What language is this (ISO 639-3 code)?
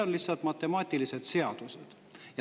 est